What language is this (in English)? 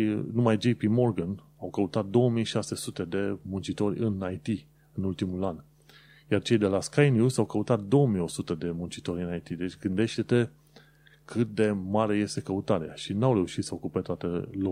Romanian